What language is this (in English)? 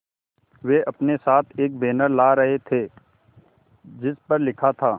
Hindi